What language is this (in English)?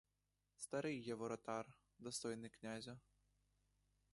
Ukrainian